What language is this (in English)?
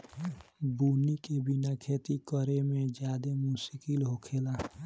Bhojpuri